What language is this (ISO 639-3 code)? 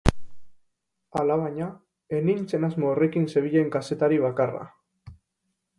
eus